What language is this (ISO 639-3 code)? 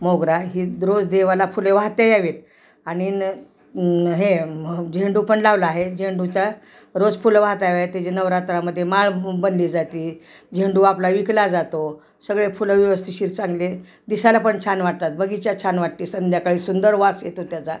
mar